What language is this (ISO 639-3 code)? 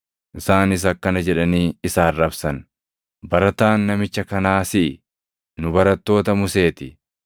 orm